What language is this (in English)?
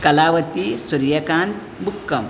Konkani